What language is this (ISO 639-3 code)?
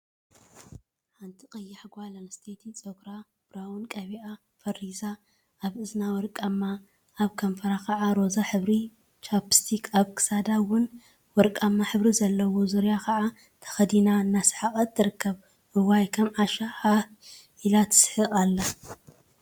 tir